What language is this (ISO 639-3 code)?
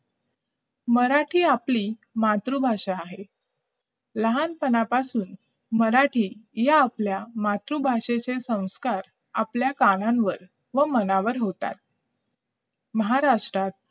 mar